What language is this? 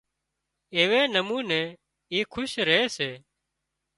Wadiyara Koli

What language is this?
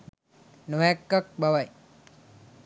Sinhala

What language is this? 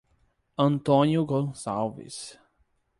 Portuguese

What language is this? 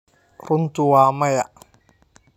Somali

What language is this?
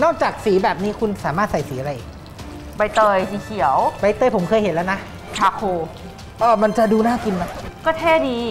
Thai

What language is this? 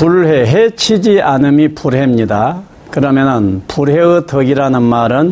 Korean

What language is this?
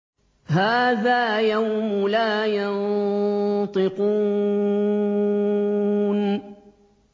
Arabic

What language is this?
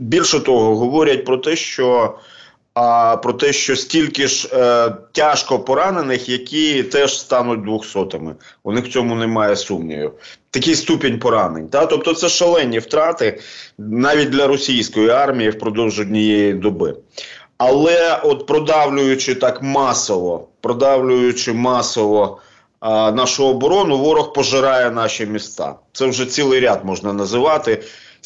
Ukrainian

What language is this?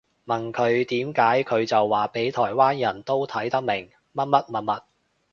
Cantonese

